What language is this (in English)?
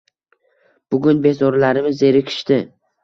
Uzbek